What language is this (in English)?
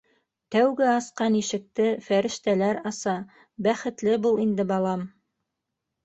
Bashkir